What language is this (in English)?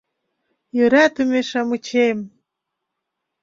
Mari